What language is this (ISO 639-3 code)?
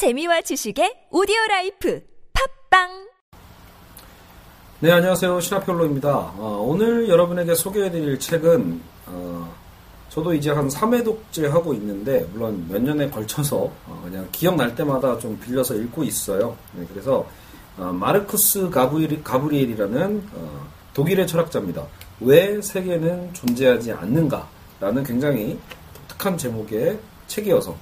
kor